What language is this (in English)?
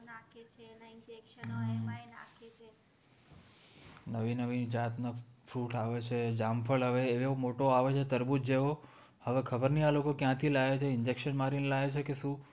Gujarati